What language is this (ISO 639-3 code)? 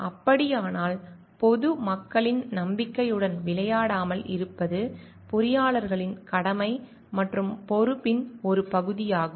tam